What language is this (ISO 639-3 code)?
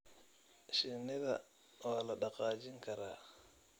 som